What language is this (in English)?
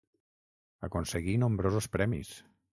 Catalan